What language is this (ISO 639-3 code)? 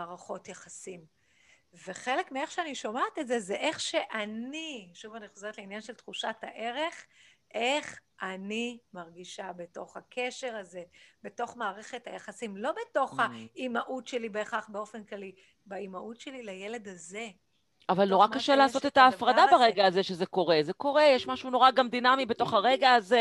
heb